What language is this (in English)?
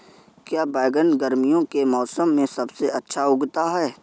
Hindi